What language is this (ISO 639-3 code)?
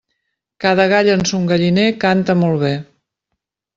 cat